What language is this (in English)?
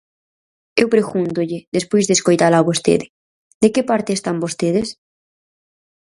Galician